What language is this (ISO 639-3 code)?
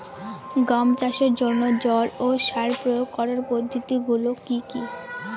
ben